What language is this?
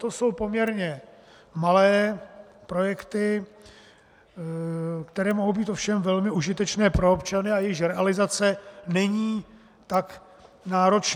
Czech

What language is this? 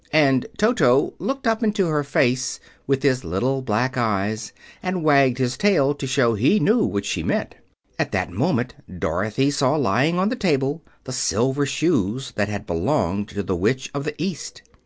English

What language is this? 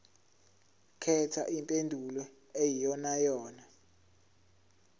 Zulu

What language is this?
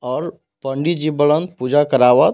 Bhojpuri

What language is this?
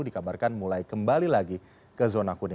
Indonesian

